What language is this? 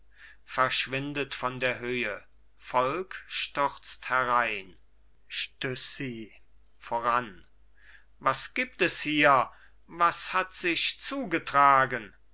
German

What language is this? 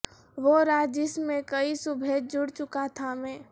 Urdu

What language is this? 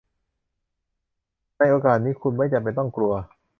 Thai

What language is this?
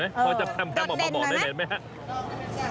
Thai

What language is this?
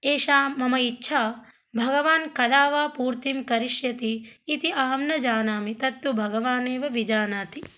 Sanskrit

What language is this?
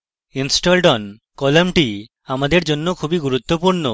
Bangla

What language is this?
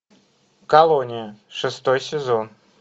Russian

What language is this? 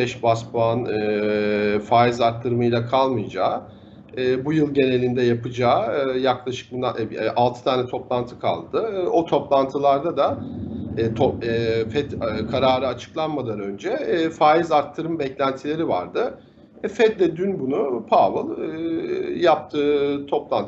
Turkish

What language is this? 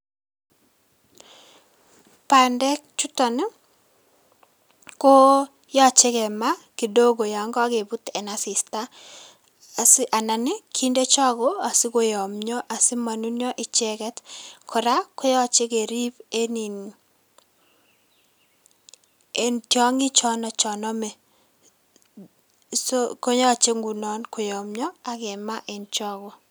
Kalenjin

